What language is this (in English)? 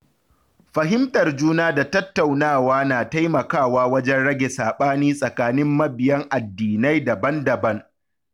Hausa